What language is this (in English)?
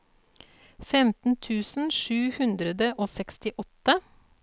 Norwegian